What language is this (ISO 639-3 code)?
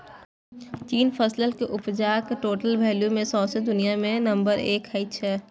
mai